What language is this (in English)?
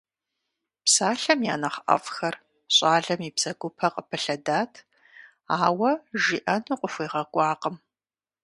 Kabardian